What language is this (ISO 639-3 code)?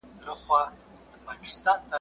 pus